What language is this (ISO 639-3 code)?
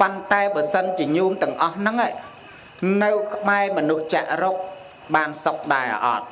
vie